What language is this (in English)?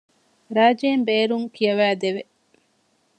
Divehi